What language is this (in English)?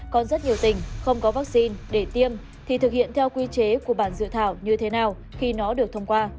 Vietnamese